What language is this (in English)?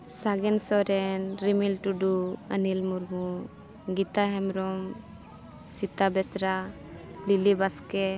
Santali